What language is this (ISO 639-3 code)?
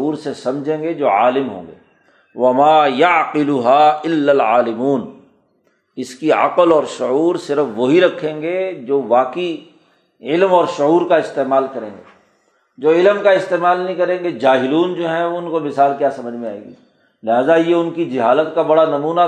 urd